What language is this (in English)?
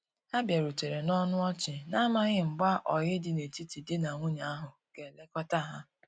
Igbo